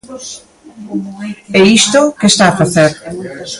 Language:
Galician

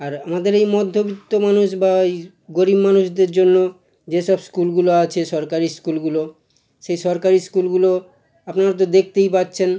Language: Bangla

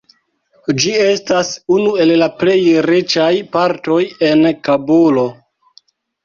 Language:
Esperanto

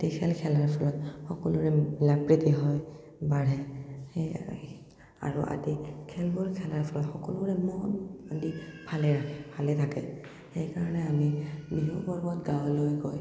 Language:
Assamese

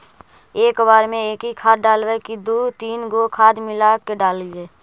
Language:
Magahi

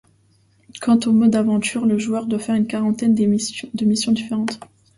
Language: French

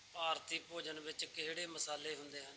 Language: Punjabi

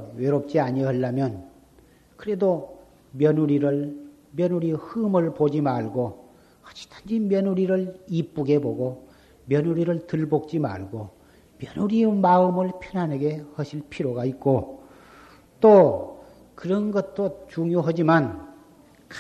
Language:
Korean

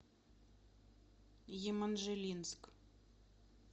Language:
Russian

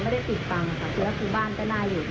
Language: Thai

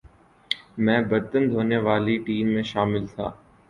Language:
Urdu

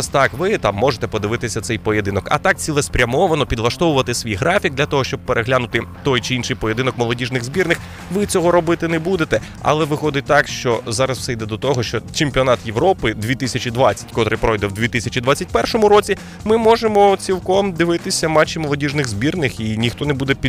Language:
Ukrainian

